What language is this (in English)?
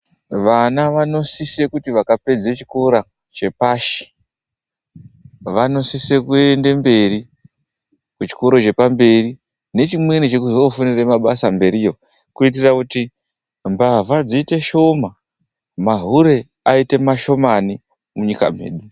Ndau